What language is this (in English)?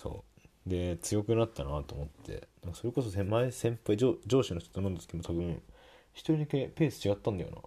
Japanese